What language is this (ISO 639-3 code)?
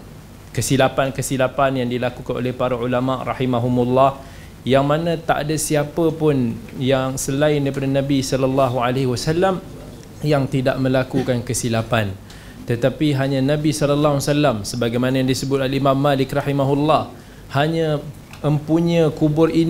msa